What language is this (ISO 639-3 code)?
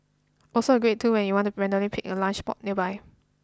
eng